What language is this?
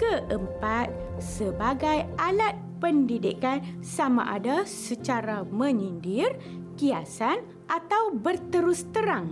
Malay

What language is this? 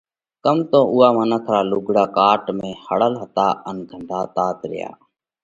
Parkari Koli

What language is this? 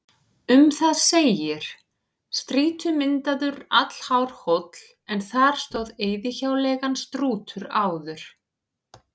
Icelandic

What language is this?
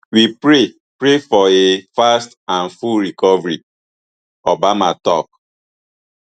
Nigerian Pidgin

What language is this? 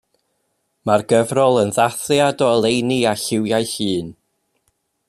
Welsh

